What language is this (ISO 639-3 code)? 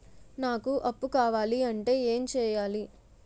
tel